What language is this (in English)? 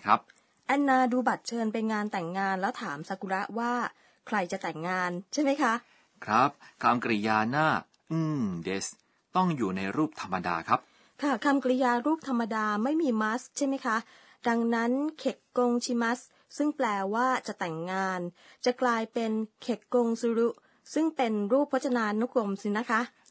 Thai